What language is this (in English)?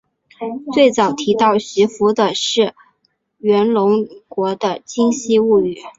Chinese